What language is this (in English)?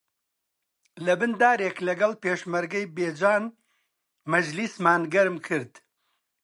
Central Kurdish